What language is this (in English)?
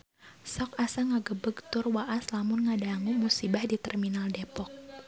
Sundanese